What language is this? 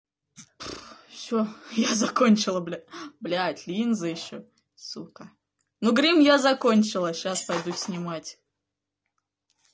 Russian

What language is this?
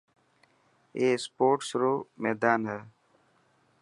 Dhatki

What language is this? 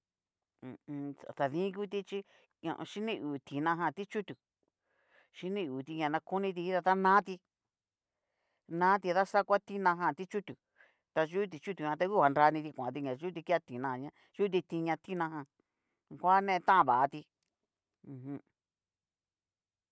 Cacaloxtepec Mixtec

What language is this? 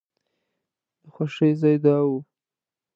Pashto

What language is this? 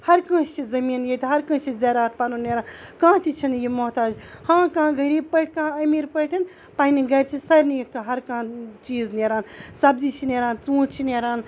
Kashmiri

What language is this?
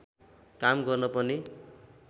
Nepali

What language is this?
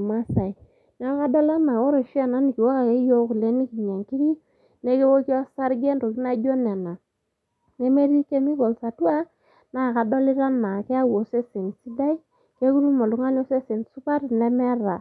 Masai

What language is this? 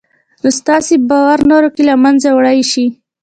Pashto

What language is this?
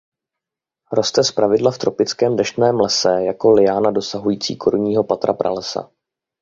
Czech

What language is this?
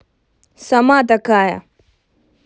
Russian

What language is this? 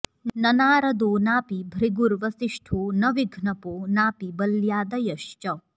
Sanskrit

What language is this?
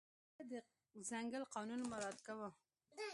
Pashto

